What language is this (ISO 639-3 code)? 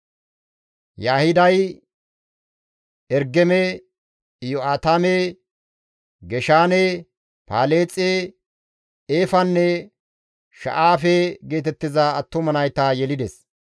gmv